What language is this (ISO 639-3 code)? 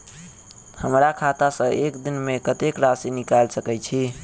mai